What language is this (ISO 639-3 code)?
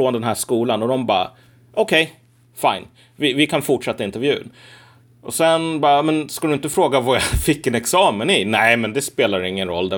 swe